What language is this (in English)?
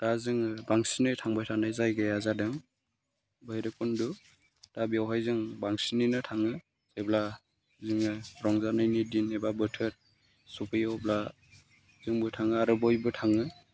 Bodo